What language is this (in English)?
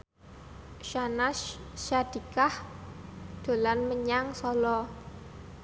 Javanese